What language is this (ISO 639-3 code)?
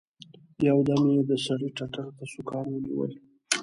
pus